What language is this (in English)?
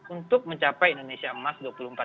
Indonesian